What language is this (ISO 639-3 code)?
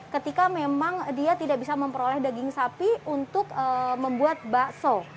ind